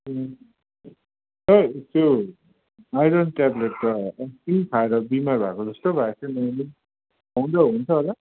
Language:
Nepali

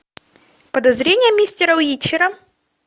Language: Russian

